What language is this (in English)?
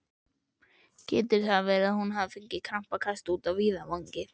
Icelandic